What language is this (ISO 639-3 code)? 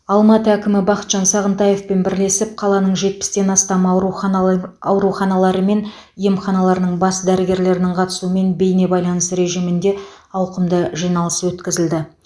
kaz